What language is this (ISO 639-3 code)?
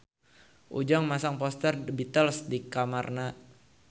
sun